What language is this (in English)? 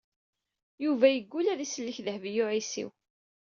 Kabyle